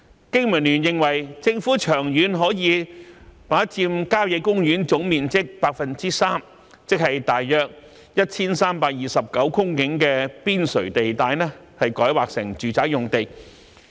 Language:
Cantonese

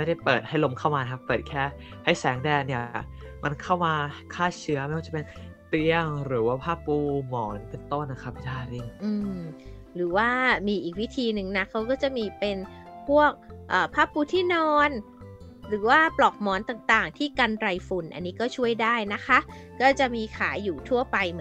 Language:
Thai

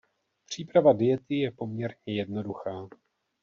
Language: Czech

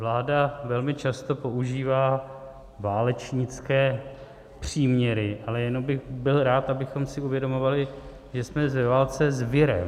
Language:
Czech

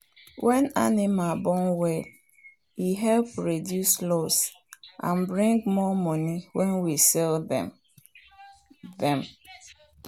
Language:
Nigerian Pidgin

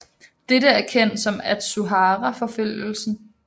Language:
Danish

